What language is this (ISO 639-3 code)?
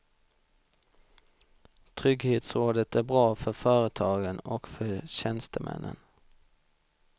swe